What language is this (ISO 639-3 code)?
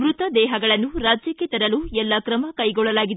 kan